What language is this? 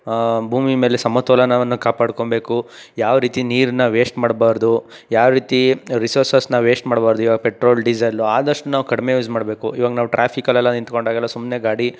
Kannada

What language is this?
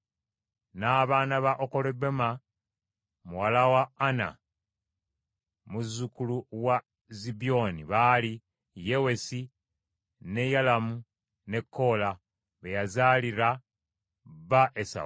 Ganda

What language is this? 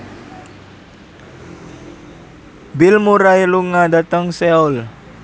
Javanese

